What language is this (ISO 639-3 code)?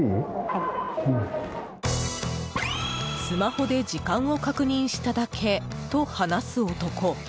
jpn